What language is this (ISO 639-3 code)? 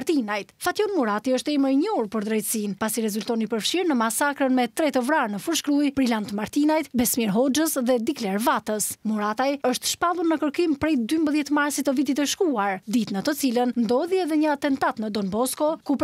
ron